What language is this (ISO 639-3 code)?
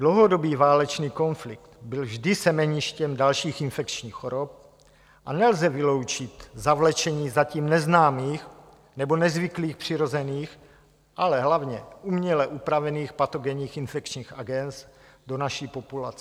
ces